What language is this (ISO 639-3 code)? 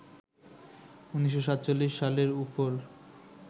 ben